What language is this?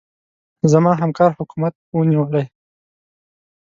Pashto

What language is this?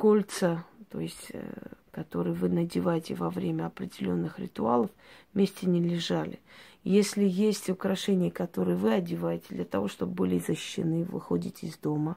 Russian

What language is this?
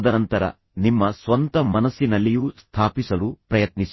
Kannada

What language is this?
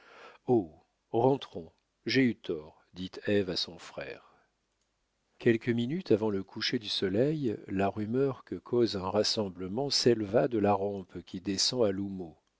French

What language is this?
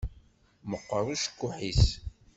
Kabyle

